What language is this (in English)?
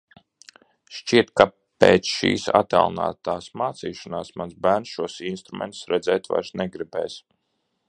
Latvian